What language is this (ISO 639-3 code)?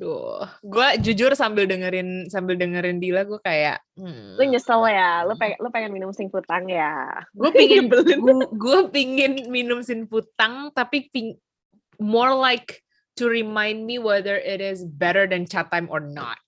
ind